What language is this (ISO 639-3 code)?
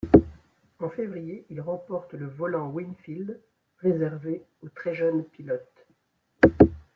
fra